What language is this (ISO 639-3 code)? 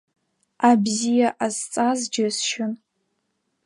abk